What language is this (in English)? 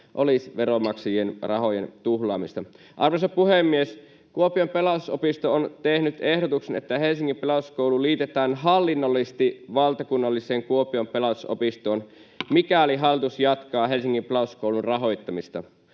Finnish